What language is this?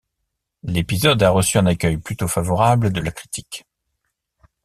French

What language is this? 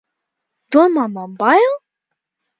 Latvian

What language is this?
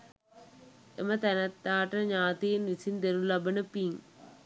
Sinhala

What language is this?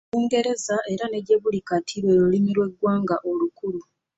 Ganda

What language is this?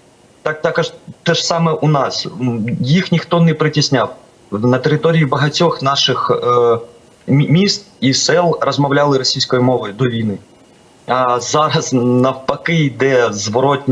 Ukrainian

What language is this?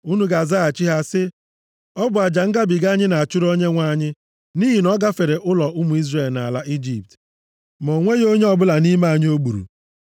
Igbo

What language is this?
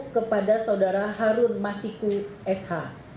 Indonesian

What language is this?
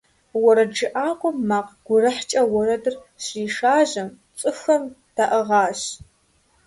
Kabardian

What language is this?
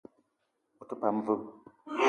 Eton (Cameroon)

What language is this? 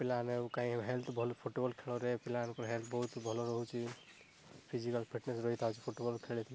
Odia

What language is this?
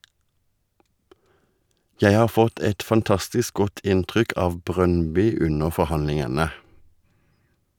Norwegian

